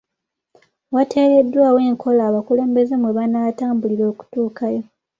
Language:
Ganda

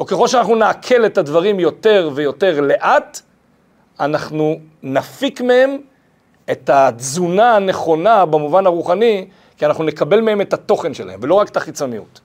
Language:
Hebrew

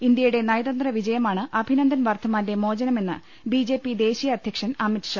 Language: Malayalam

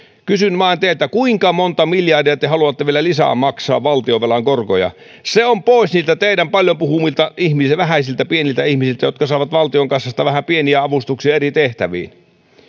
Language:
Finnish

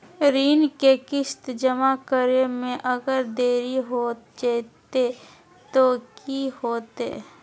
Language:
Magahi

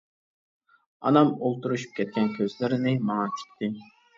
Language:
Uyghur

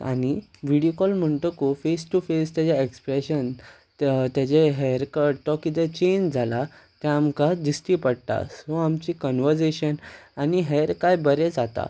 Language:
Konkani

